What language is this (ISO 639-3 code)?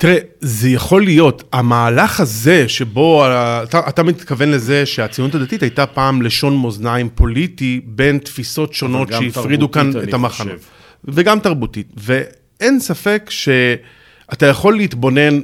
heb